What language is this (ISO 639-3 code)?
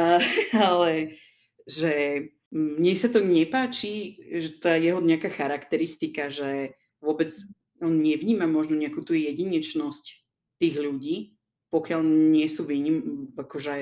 slk